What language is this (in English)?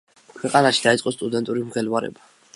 Georgian